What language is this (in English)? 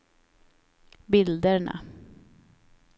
Swedish